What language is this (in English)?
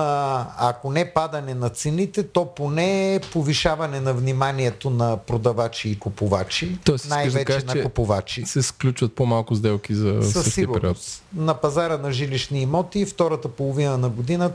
Bulgarian